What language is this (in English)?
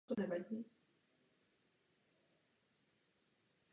Czech